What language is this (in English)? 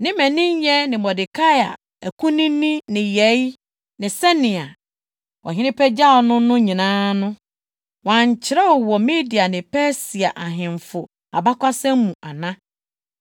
Akan